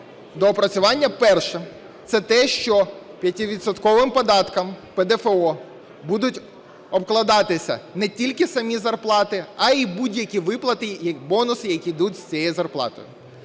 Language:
Ukrainian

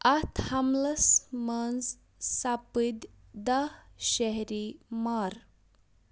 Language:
Kashmiri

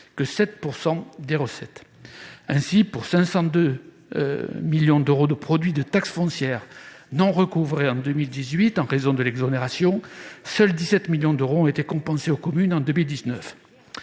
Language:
French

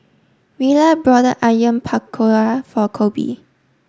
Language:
English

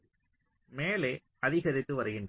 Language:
Tamil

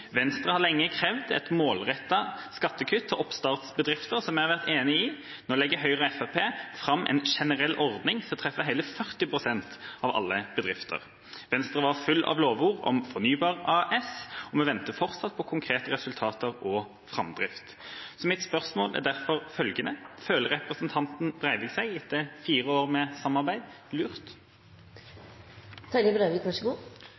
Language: Norwegian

